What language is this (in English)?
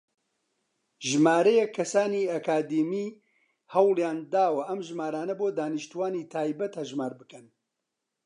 Central Kurdish